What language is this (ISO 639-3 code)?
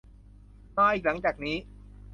tha